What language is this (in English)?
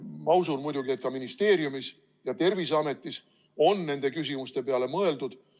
Estonian